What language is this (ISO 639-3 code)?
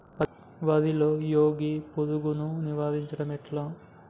tel